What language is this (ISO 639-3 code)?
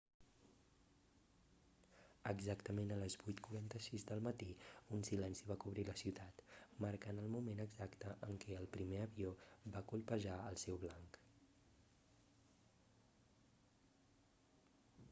cat